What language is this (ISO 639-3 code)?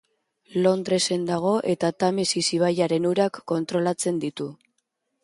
eus